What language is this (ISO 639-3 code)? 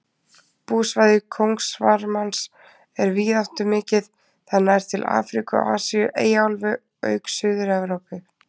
isl